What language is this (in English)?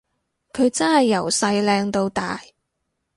Cantonese